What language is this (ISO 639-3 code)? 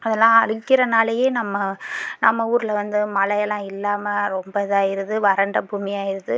tam